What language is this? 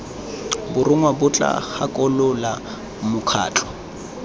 Tswana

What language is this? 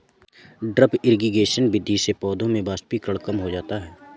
Hindi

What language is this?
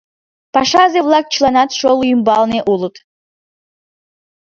Mari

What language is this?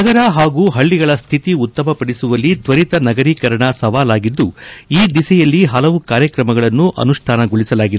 Kannada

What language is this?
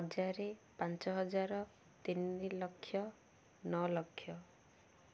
Odia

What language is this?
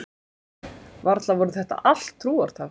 Icelandic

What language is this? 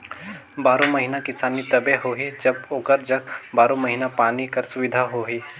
Chhattisgarhi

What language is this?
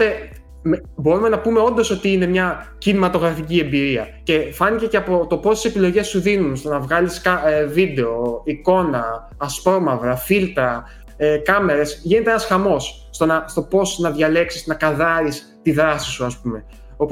Greek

